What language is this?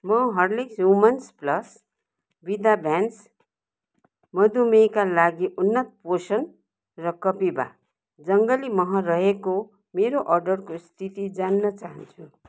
Nepali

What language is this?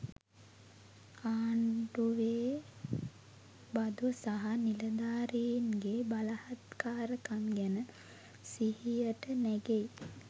Sinhala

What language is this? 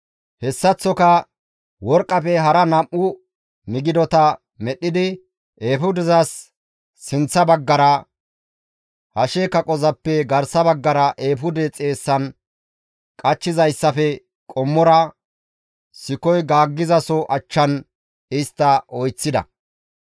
Gamo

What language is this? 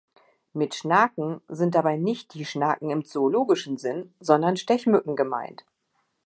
German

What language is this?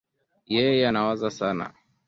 Swahili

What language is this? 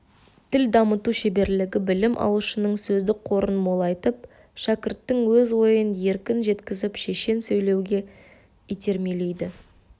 Kazakh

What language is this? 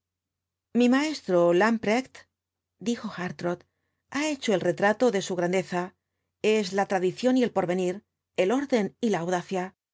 Spanish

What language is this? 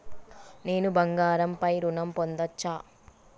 Telugu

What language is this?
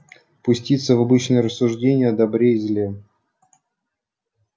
Russian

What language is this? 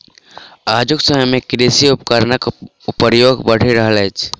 Maithili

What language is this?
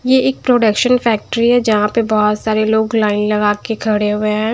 Hindi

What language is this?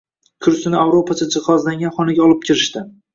Uzbek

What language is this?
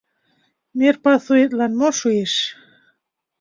Mari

